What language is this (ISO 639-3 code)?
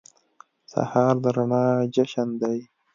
pus